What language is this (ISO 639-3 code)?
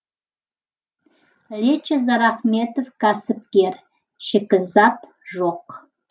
kaz